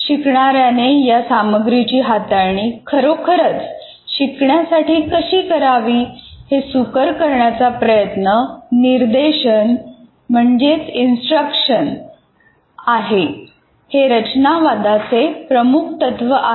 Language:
Marathi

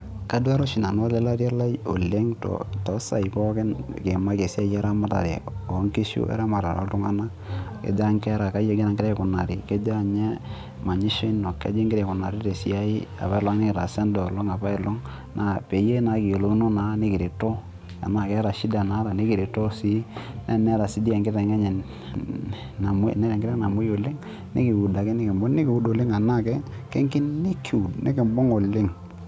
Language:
Masai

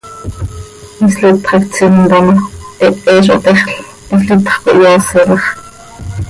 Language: Seri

